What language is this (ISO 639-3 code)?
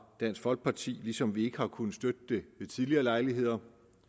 dan